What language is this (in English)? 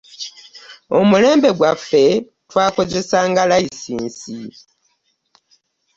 Ganda